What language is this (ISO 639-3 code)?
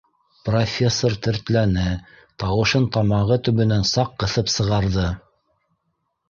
bak